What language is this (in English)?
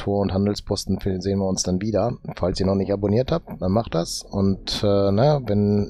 German